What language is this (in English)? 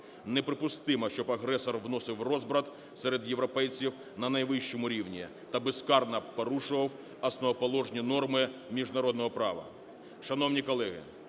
Ukrainian